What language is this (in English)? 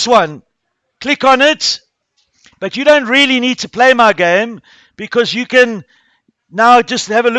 English